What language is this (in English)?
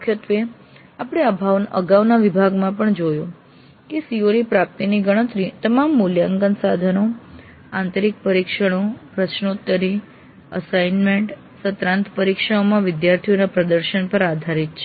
Gujarati